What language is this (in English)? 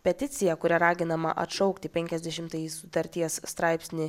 Lithuanian